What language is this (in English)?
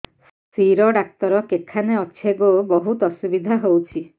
Odia